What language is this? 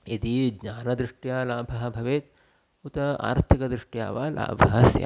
Sanskrit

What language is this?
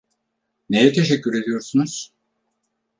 Turkish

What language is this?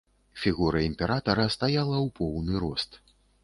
Belarusian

